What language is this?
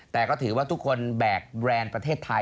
Thai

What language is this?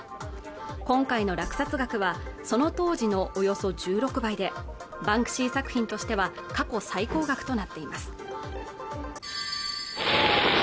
Japanese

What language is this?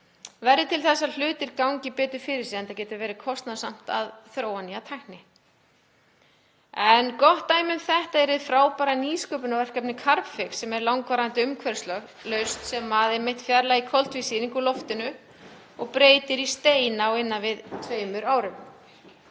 Icelandic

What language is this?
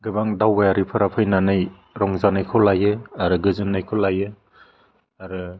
Bodo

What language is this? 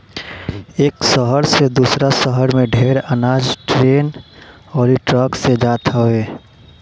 Bhojpuri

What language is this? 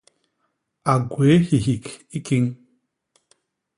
Basaa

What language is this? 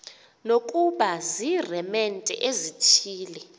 Xhosa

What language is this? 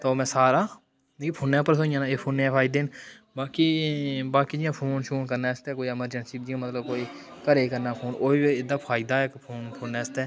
Dogri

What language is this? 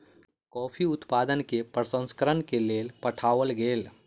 Maithili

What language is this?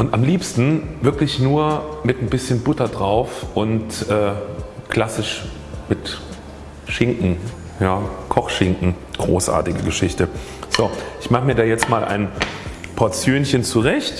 German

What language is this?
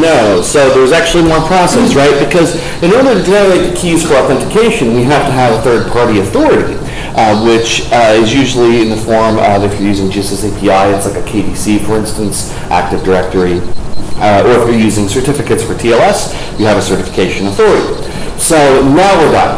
English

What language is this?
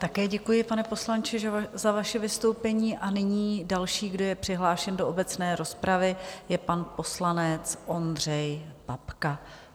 Czech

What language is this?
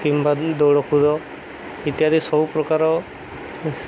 Odia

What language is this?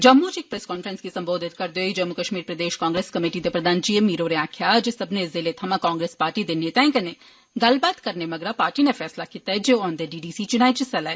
Dogri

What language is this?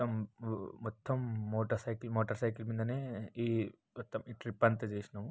Telugu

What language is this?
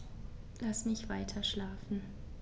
German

